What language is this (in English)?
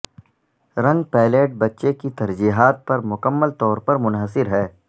Urdu